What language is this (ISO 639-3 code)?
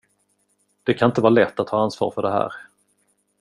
swe